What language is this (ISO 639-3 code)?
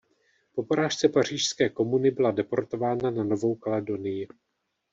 ces